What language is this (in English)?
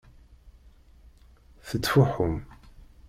Kabyle